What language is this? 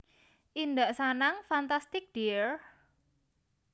Javanese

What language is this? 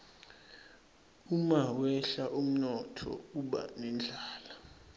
Swati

